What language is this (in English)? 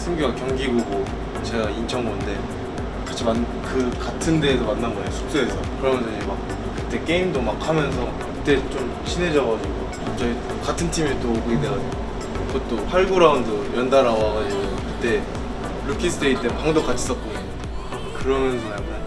Korean